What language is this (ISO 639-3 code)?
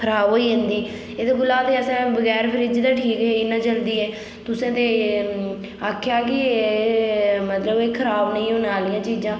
doi